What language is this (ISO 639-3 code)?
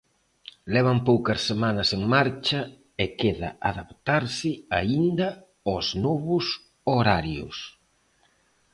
glg